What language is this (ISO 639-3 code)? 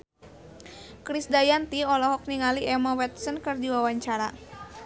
sun